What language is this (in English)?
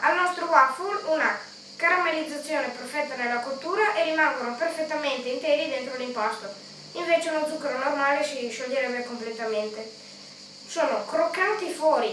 Italian